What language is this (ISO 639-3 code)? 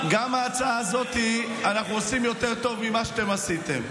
heb